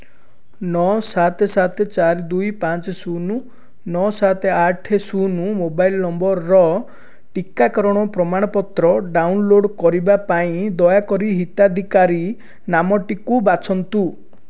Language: Odia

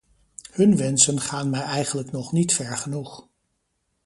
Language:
Dutch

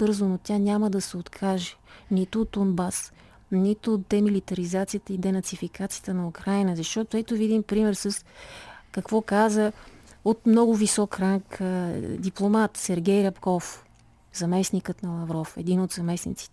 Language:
Bulgarian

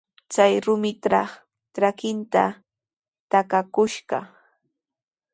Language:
Sihuas Ancash Quechua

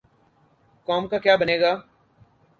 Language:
Urdu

